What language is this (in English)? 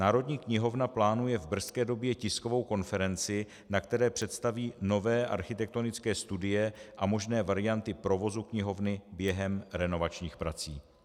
Czech